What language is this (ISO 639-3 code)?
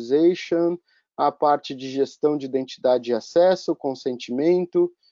por